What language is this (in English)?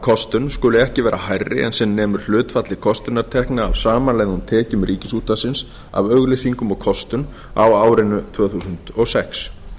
Icelandic